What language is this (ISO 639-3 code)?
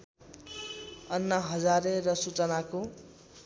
nep